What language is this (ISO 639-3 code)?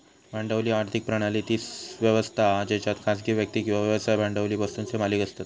mar